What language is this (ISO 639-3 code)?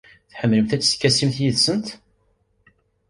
kab